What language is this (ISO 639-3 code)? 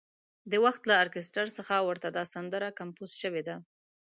pus